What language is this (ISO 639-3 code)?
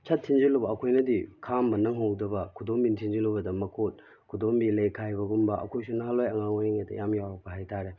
mni